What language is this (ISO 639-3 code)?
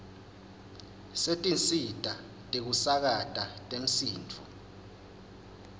ssw